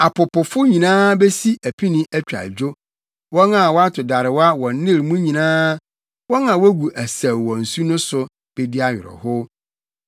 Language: Akan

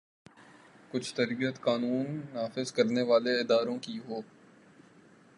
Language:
Urdu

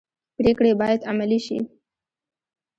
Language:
Pashto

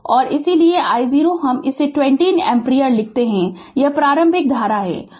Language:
Hindi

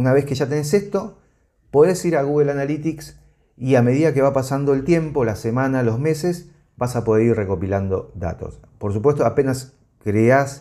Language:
Spanish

